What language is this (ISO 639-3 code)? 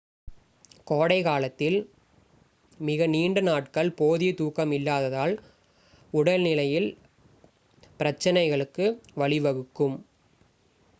tam